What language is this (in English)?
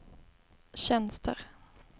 Swedish